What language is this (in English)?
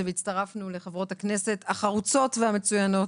Hebrew